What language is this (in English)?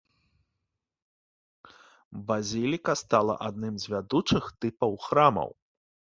Belarusian